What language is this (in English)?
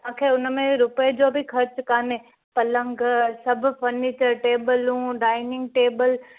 Sindhi